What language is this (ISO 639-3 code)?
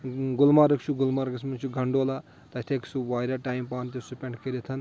kas